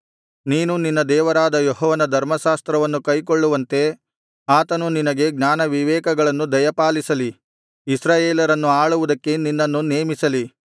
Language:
Kannada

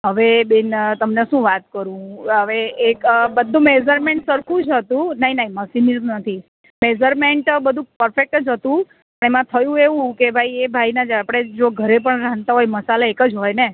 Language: Gujarati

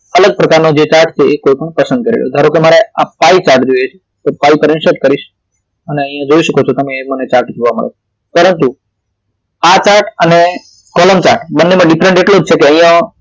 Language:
Gujarati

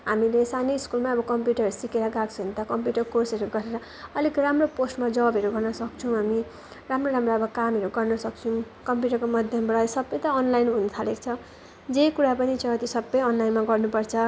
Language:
Nepali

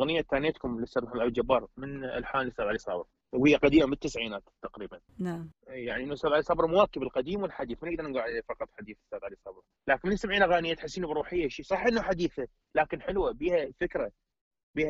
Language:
Arabic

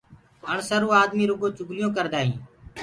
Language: Gurgula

